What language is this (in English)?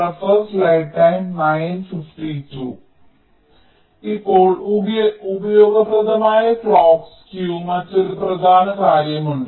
Malayalam